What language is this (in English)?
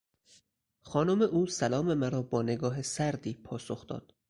Persian